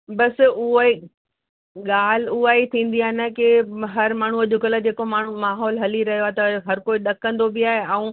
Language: Sindhi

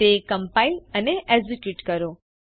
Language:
Gujarati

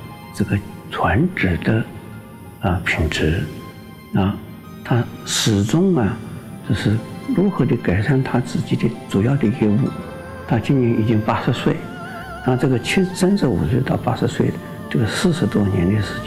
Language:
Chinese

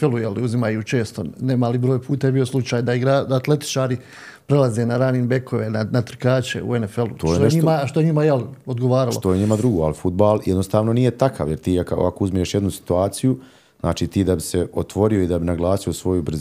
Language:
Croatian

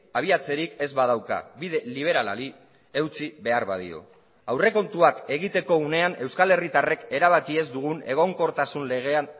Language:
Basque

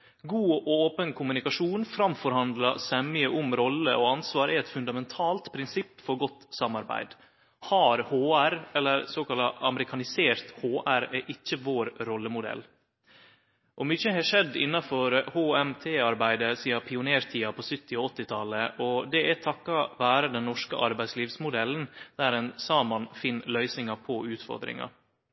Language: Norwegian Nynorsk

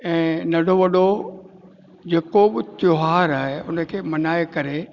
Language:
Sindhi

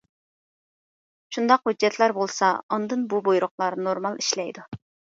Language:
Uyghur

